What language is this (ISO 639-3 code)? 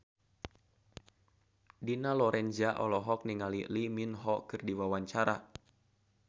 sun